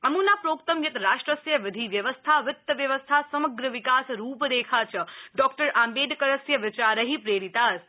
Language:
Sanskrit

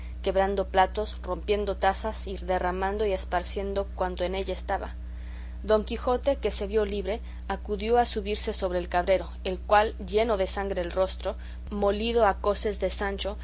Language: Spanish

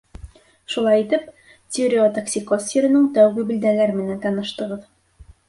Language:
Bashkir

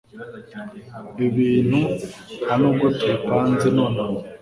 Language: Kinyarwanda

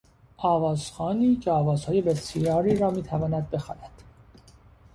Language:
Persian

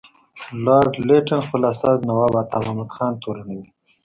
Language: Pashto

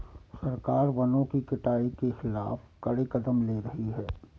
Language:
Hindi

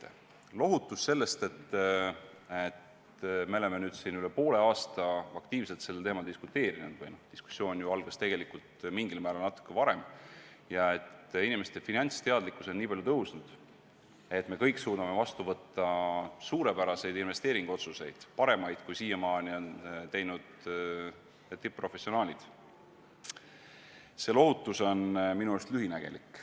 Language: Estonian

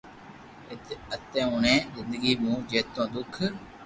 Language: Loarki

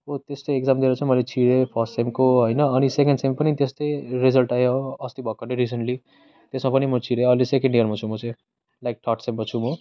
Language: Nepali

